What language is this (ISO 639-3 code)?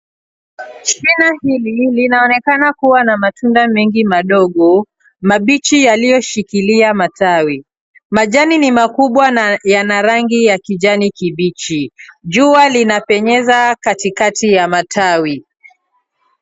swa